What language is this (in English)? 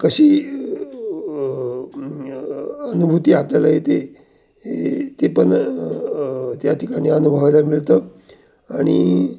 Marathi